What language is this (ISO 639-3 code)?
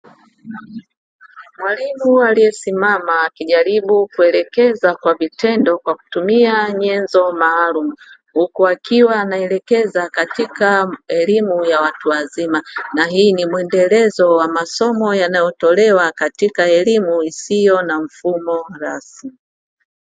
swa